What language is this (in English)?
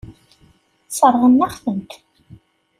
Kabyle